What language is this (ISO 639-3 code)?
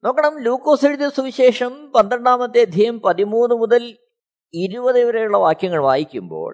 mal